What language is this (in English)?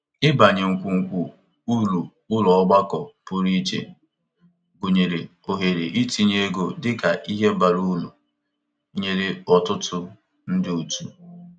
Igbo